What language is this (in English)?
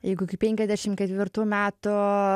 Lithuanian